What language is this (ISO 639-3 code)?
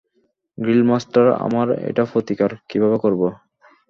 ben